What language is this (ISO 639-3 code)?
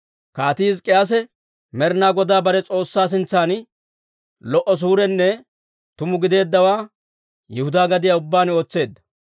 dwr